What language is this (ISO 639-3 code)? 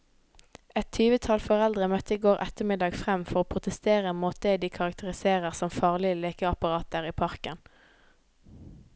nor